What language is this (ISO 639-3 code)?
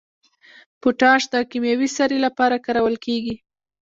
pus